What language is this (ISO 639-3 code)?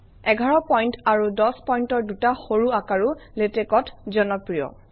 asm